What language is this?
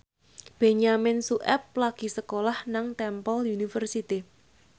Javanese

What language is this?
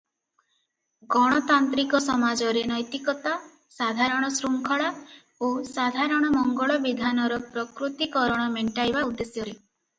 Odia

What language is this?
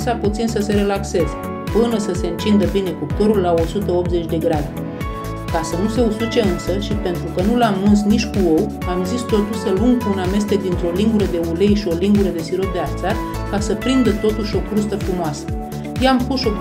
Romanian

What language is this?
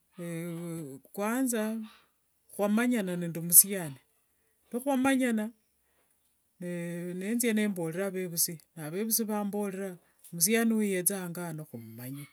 Wanga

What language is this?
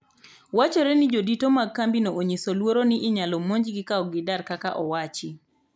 Luo (Kenya and Tanzania)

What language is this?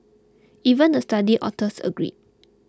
English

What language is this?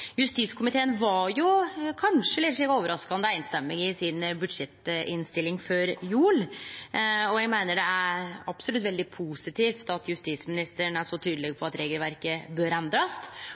Norwegian Nynorsk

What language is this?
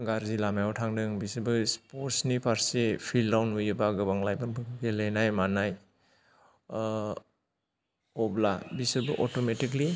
Bodo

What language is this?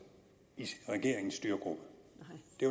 Danish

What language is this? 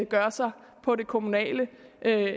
Danish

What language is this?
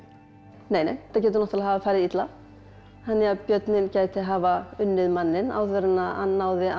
Icelandic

